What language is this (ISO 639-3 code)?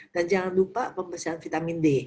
ind